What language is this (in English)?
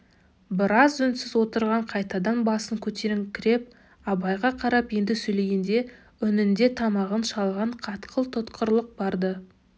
Kazakh